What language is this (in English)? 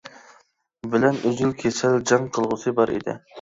Uyghur